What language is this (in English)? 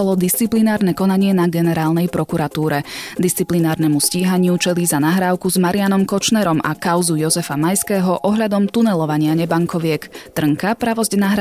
Slovak